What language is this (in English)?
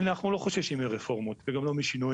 Hebrew